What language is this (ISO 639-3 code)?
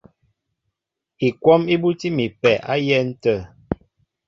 mbo